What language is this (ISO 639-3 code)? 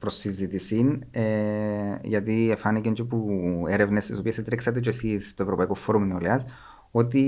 ell